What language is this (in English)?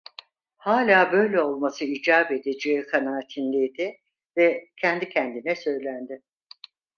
Turkish